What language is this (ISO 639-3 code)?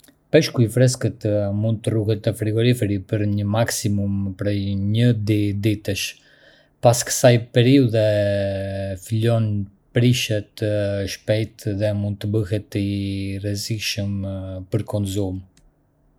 aae